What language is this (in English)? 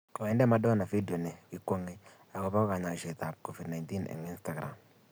Kalenjin